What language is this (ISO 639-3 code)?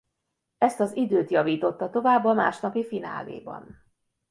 hun